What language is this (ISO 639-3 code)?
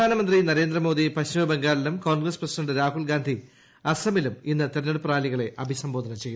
mal